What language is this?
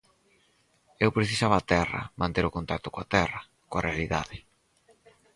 Galician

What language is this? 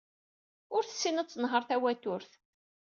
Kabyle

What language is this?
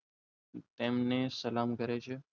Gujarati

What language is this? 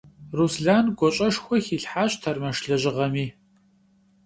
Kabardian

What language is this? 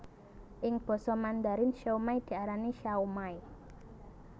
Javanese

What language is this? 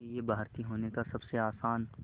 Hindi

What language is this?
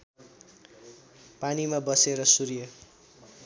Nepali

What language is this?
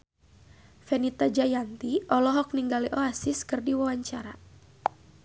Sundanese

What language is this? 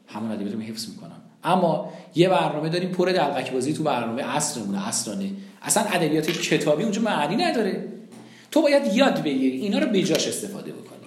Persian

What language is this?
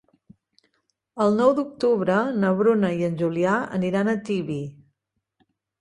Catalan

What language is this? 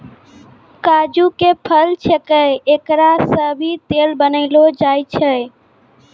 Maithili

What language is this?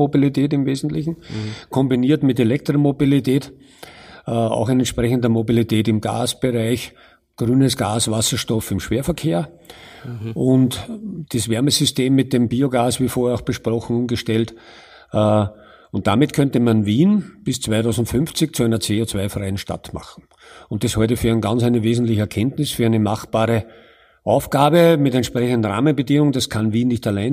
German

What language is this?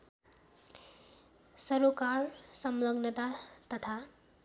Nepali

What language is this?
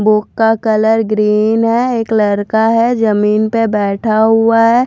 Hindi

